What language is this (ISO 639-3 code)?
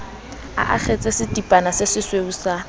sot